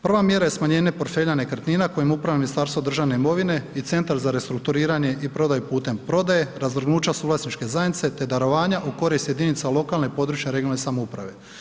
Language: Croatian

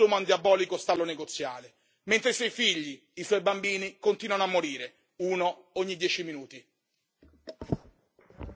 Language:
Italian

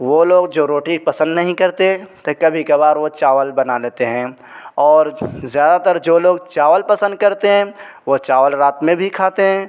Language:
Urdu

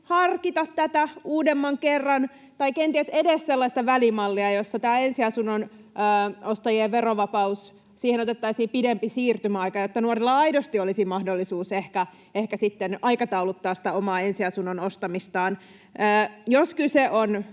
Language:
Finnish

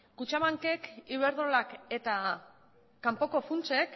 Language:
Basque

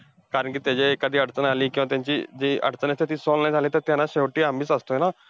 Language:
Marathi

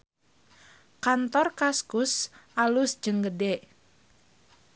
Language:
Sundanese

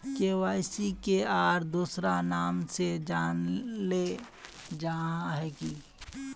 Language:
Magahi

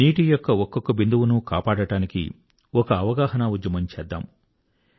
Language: Telugu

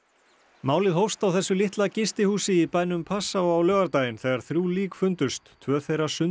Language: Icelandic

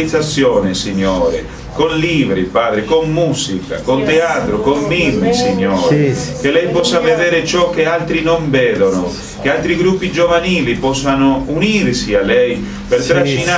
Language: Italian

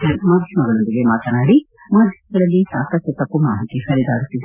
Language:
Kannada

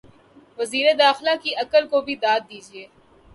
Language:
Urdu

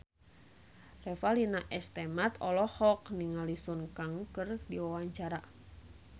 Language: Sundanese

